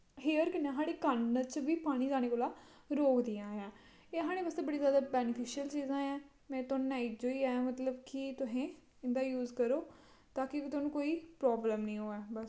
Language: Dogri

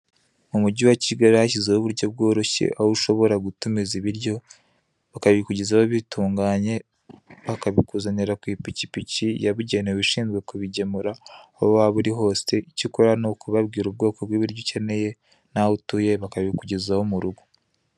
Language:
Kinyarwanda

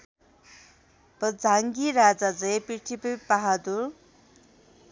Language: Nepali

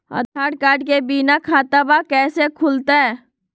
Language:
Magahi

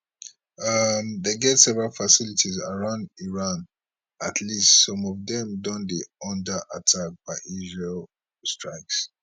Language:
Nigerian Pidgin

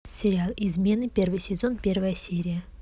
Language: Russian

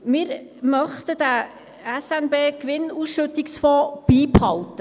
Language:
Swiss German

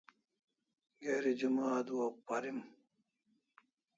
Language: Kalasha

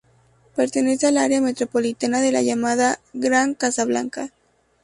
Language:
Spanish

